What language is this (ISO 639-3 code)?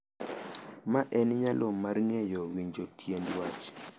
luo